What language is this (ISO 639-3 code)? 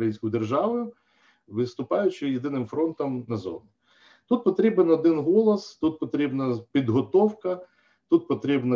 ukr